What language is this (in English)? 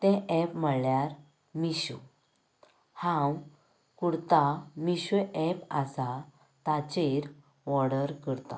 Konkani